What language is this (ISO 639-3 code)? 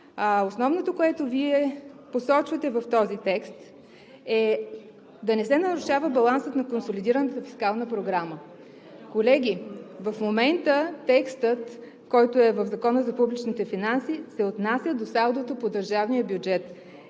bul